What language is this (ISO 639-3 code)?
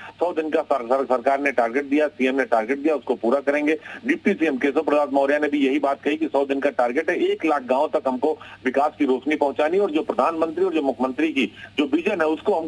hin